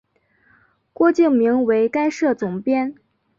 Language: Chinese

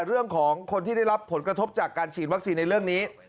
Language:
Thai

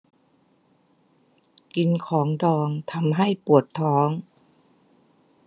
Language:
Thai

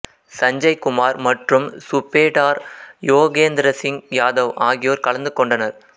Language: Tamil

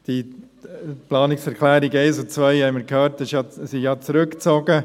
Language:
Swiss German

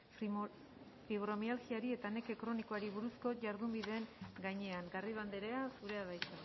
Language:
Basque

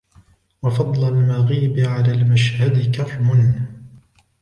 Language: Arabic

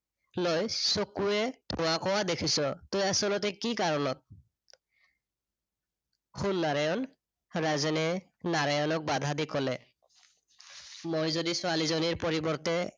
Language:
Assamese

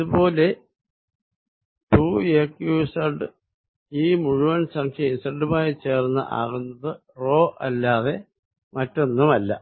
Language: Malayalam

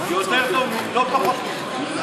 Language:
Hebrew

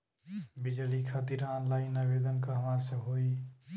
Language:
Bhojpuri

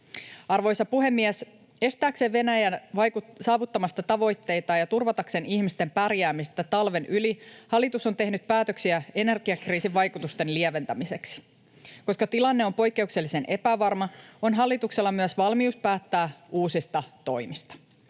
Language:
Finnish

